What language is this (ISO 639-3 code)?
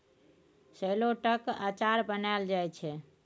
mai